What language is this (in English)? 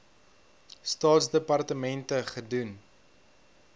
Afrikaans